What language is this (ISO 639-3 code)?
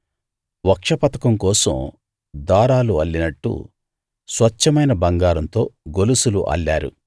tel